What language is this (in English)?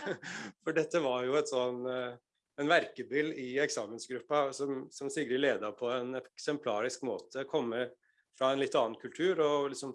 Norwegian